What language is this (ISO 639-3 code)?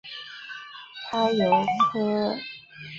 zho